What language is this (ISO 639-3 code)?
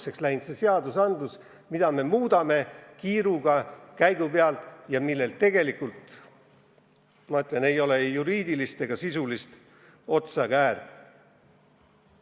est